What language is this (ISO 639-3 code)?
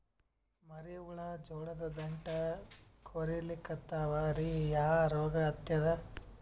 kan